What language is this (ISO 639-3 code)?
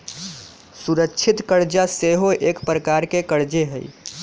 mag